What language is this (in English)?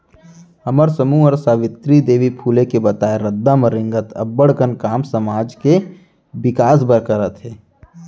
Chhattisgarhi